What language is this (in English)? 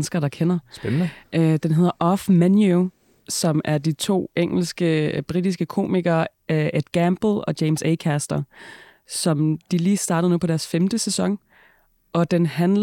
Danish